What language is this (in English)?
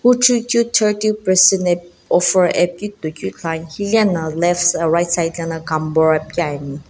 Sumi Naga